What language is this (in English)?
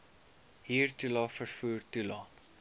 Afrikaans